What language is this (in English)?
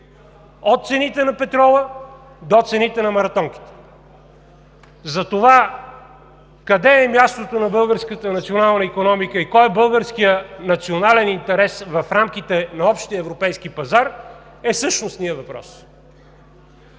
Bulgarian